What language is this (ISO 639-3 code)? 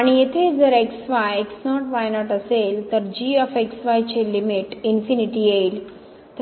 mar